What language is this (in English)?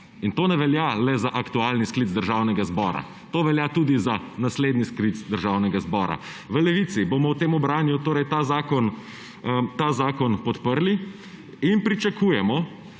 Slovenian